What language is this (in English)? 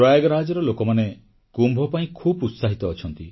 Odia